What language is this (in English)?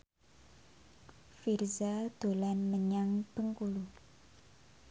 Javanese